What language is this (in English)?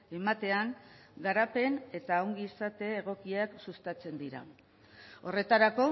Basque